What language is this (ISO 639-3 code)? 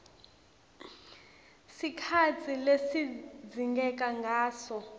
ssw